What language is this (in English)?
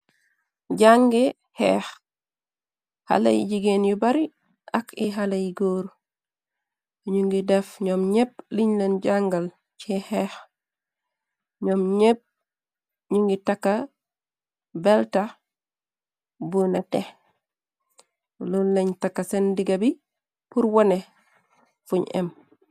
Wolof